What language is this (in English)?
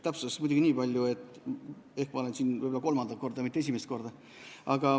Estonian